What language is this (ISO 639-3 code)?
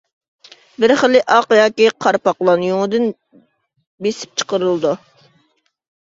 uig